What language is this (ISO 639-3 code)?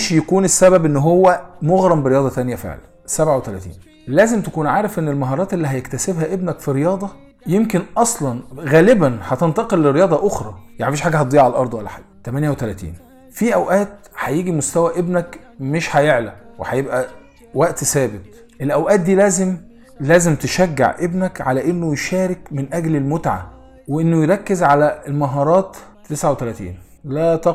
ara